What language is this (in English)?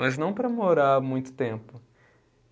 Portuguese